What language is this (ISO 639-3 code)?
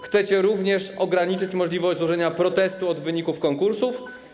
pol